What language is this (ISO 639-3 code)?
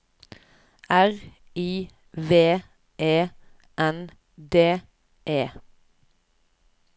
nor